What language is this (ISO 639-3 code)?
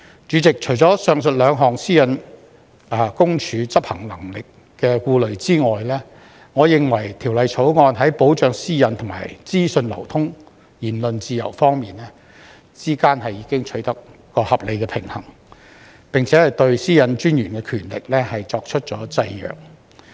yue